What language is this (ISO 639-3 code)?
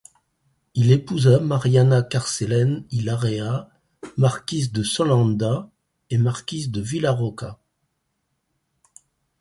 fra